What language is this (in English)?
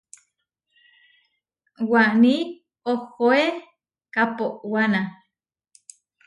Huarijio